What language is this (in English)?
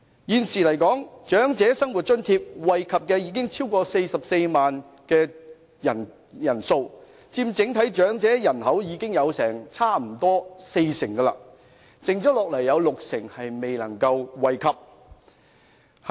Cantonese